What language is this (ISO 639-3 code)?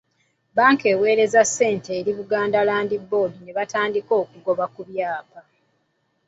lug